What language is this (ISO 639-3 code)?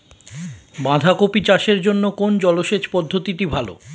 ben